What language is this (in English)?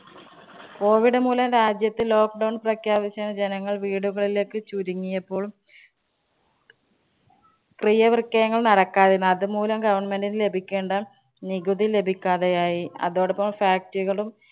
Malayalam